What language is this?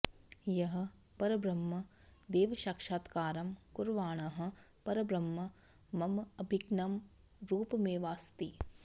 Sanskrit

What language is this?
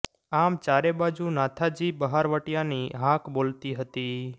Gujarati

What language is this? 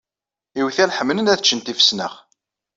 Kabyle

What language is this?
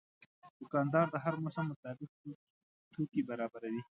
Pashto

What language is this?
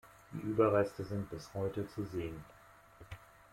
German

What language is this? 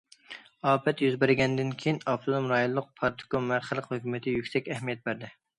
Uyghur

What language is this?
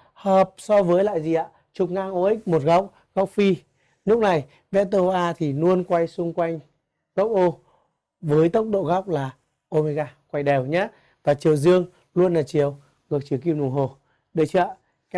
Vietnamese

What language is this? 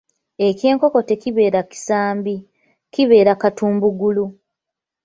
Ganda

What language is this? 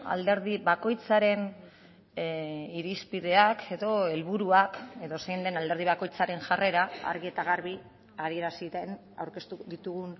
Basque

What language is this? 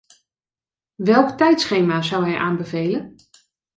Dutch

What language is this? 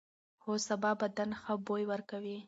Pashto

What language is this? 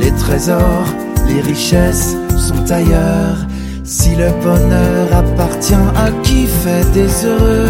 French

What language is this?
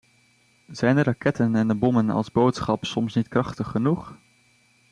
Dutch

